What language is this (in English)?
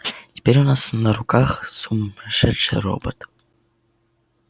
Russian